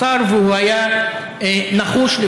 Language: Hebrew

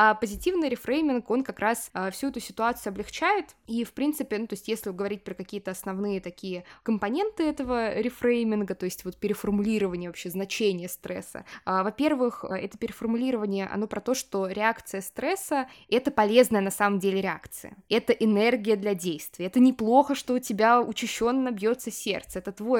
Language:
Russian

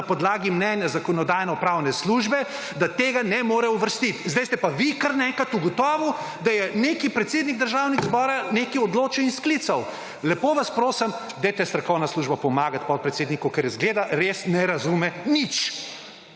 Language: Slovenian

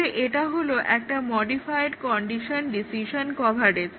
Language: Bangla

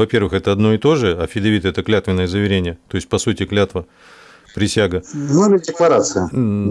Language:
Russian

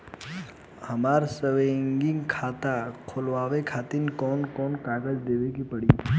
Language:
Bhojpuri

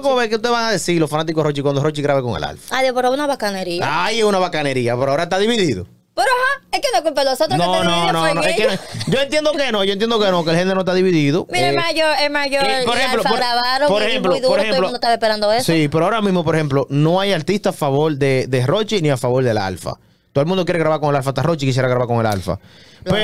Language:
Spanish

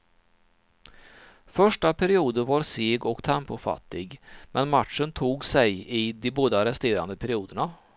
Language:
Swedish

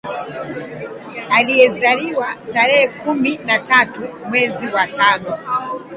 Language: Swahili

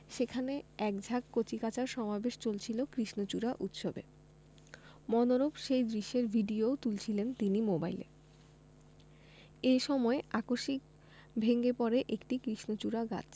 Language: Bangla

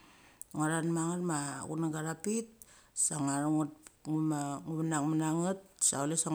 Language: Mali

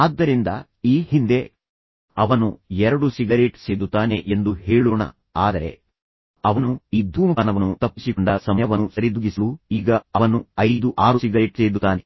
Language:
Kannada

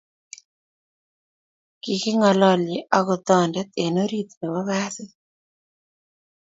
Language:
Kalenjin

